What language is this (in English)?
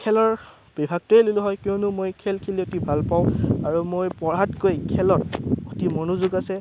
Assamese